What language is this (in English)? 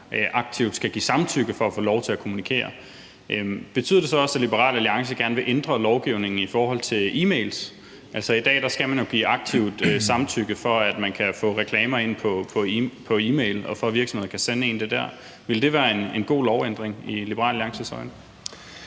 Danish